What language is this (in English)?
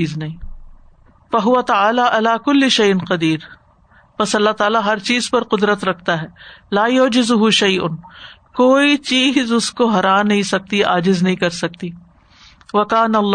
Urdu